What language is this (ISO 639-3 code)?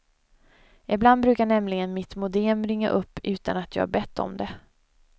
swe